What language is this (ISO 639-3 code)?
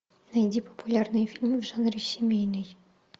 rus